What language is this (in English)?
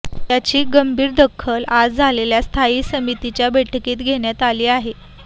Marathi